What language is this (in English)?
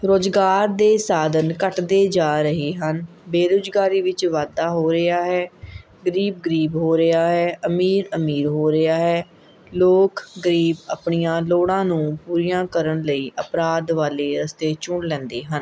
Punjabi